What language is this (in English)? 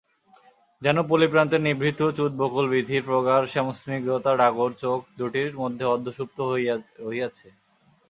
Bangla